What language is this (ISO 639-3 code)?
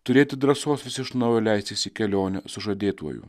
lit